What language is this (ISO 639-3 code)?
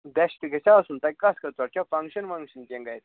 kas